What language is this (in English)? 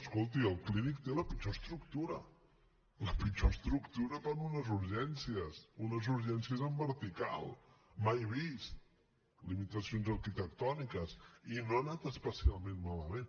Catalan